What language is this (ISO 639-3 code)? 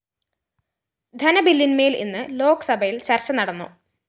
mal